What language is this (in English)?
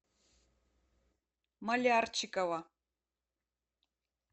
Russian